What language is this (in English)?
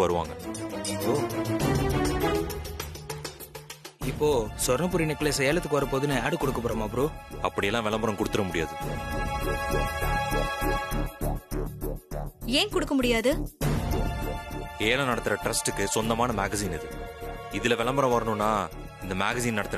Tamil